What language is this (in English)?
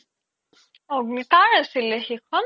Assamese